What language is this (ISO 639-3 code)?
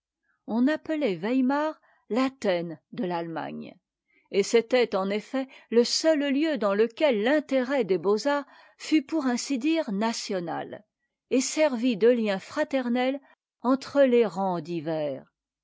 fra